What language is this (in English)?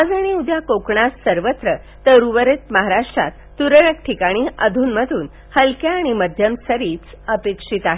Marathi